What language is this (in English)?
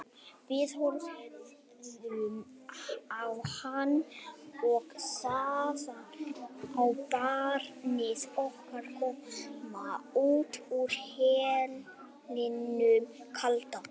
Icelandic